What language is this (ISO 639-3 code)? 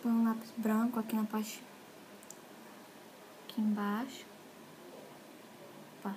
por